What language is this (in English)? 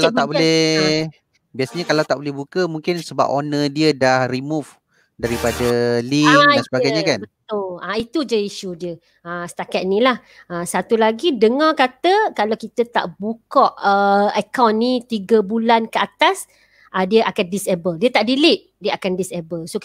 Malay